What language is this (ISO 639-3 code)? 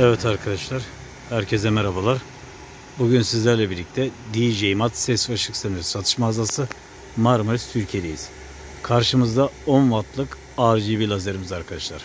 tur